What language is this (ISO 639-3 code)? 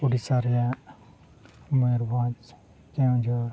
sat